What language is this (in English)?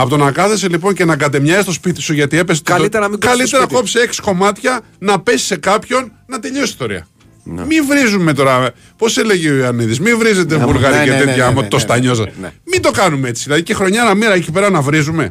Greek